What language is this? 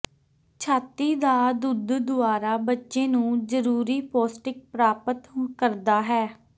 Punjabi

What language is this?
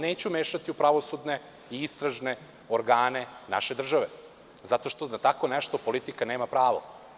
Serbian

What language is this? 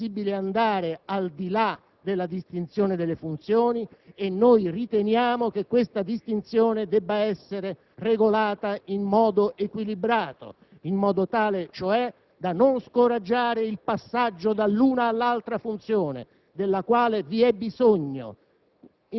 Italian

